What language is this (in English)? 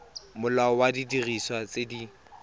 Tswana